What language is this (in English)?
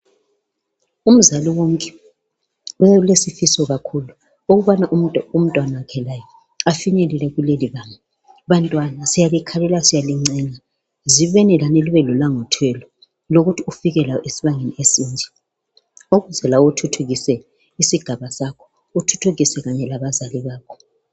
North Ndebele